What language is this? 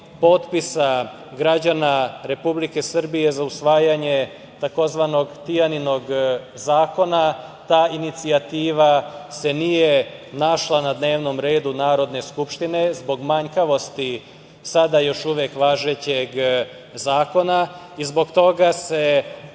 Serbian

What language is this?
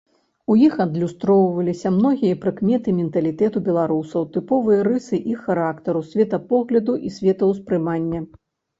Belarusian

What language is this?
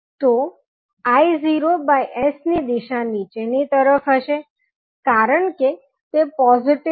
Gujarati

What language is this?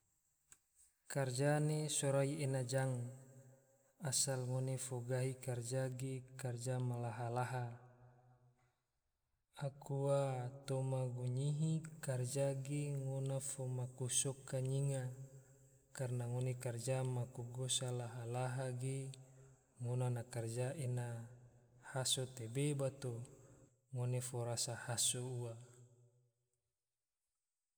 Tidore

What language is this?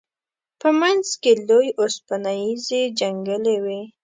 Pashto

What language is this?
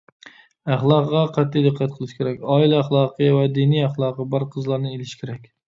Uyghur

